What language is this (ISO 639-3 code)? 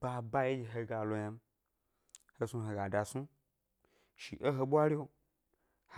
gby